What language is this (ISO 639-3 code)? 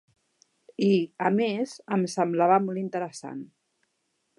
cat